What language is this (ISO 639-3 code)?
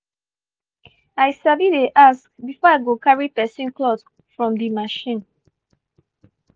pcm